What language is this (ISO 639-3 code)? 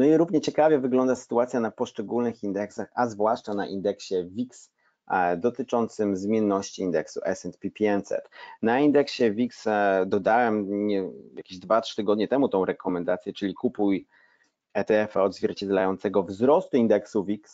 pol